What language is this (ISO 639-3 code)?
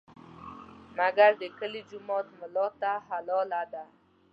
pus